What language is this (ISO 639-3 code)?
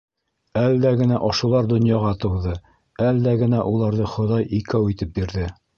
bak